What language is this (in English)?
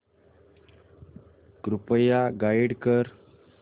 Marathi